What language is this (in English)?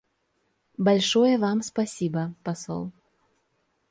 Russian